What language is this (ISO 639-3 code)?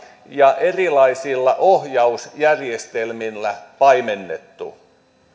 fin